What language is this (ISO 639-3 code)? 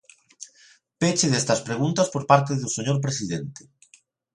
glg